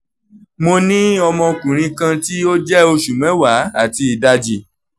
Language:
Yoruba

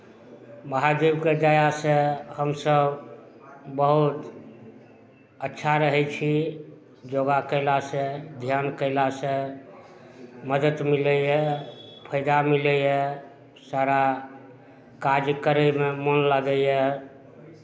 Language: Maithili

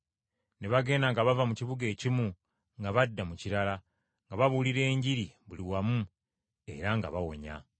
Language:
Ganda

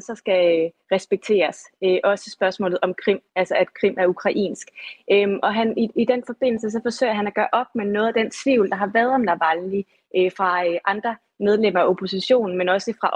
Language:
Danish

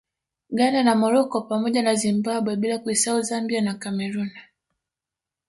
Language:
Swahili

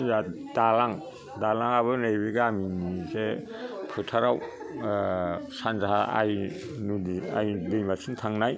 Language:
Bodo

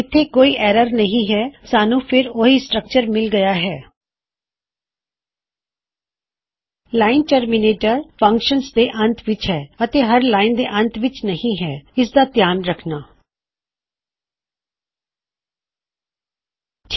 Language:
Punjabi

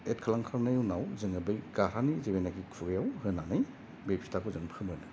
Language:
Bodo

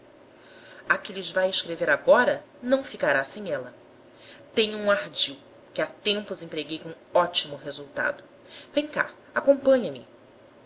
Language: Portuguese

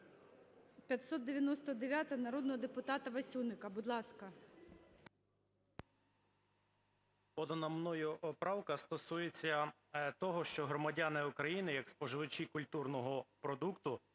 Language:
Ukrainian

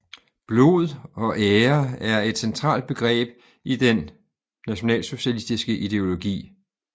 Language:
Danish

